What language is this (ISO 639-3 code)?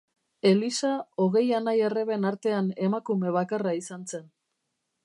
eus